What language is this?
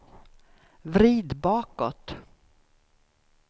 Swedish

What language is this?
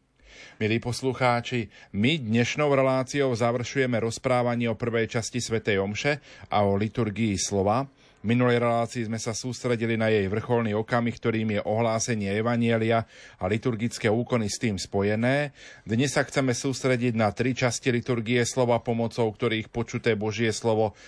Slovak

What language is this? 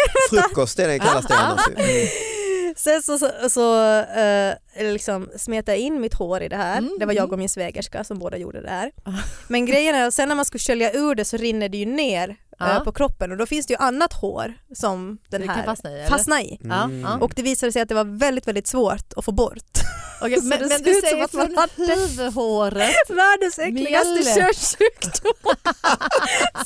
Swedish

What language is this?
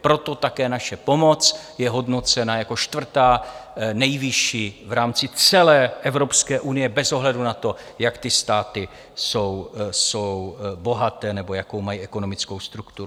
Czech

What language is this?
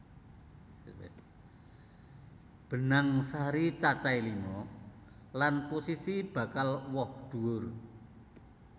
Javanese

